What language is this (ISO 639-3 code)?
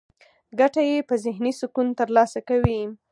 pus